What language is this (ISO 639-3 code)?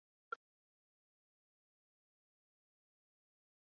zho